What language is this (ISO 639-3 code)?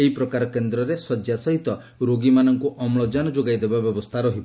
ori